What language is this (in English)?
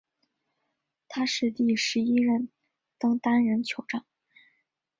Chinese